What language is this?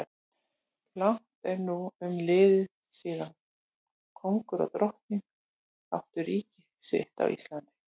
Icelandic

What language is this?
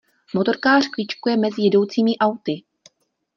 Czech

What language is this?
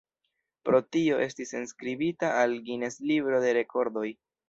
Esperanto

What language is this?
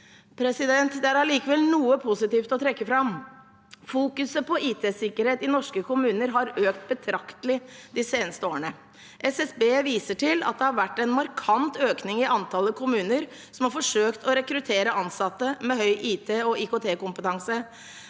Norwegian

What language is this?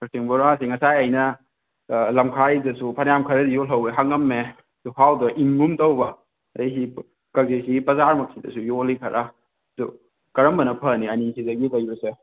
Manipuri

